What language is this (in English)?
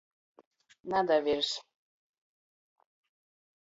Latgalian